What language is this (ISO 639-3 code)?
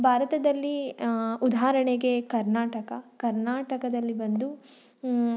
kan